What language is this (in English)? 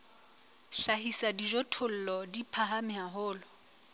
Southern Sotho